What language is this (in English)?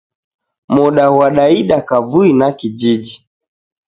Taita